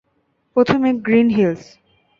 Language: Bangla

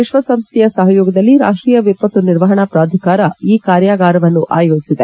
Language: Kannada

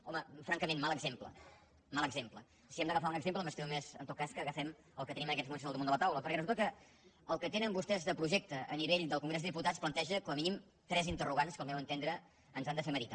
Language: Catalan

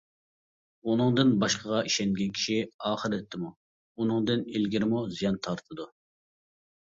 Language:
Uyghur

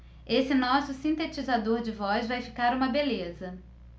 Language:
Portuguese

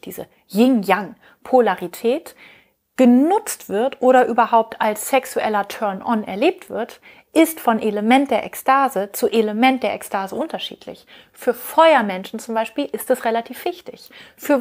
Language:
German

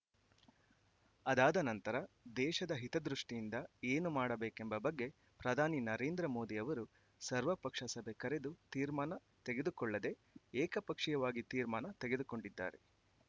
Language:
Kannada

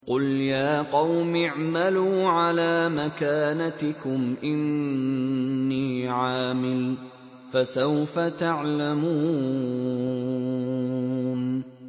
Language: Arabic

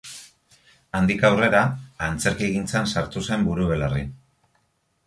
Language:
Basque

